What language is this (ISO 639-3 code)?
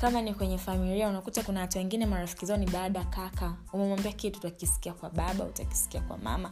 swa